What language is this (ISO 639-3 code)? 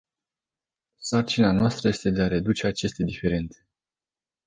ron